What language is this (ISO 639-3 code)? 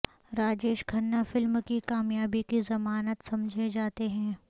urd